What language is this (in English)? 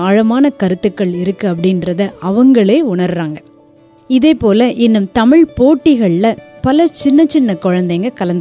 Tamil